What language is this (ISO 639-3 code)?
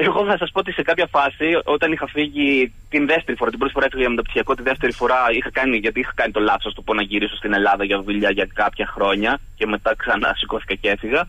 ell